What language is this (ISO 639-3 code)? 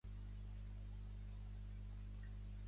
cat